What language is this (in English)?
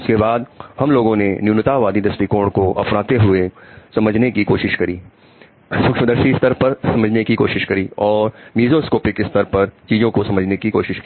Hindi